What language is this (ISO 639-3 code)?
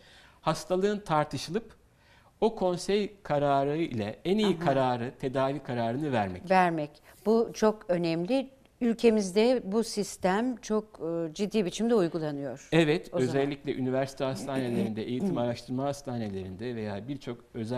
tur